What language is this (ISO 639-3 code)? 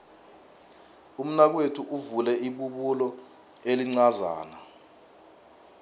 nbl